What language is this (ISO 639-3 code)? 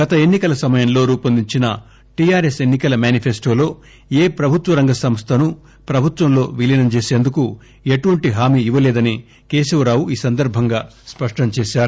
tel